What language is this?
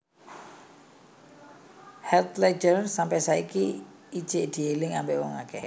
Javanese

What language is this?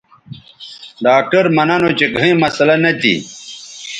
Bateri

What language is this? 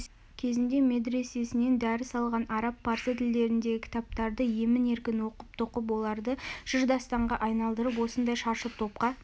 Kazakh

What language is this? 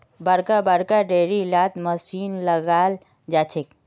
Magahi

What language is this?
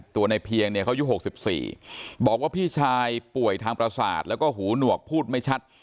Thai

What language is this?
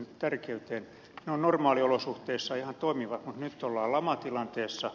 Finnish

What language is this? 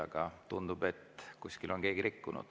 Estonian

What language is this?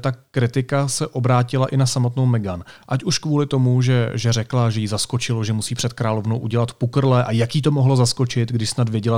Czech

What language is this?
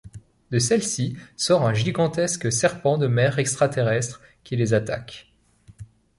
French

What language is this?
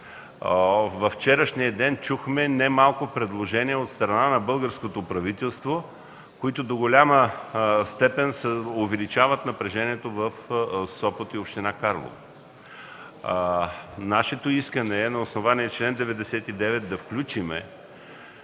Bulgarian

